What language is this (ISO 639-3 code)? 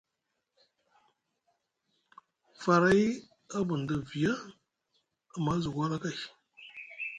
mug